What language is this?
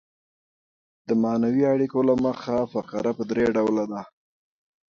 Pashto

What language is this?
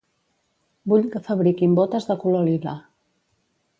Catalan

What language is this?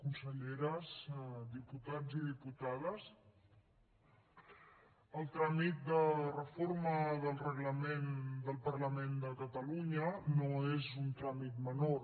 Catalan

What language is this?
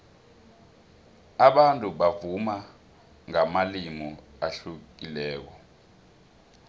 South Ndebele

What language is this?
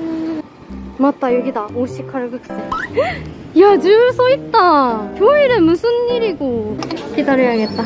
Korean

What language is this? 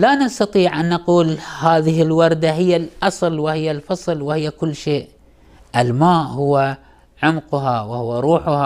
Arabic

